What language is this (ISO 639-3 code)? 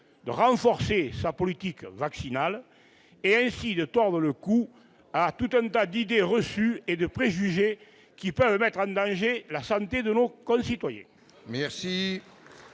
fra